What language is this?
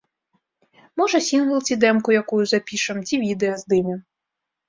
Belarusian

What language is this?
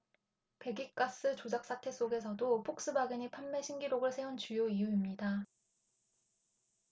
Korean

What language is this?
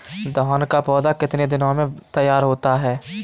Hindi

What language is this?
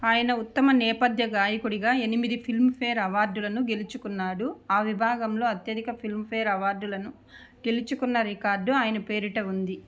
Telugu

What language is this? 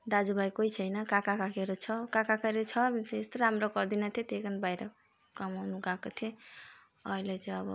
Nepali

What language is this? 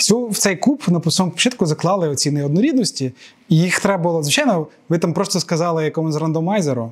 Ukrainian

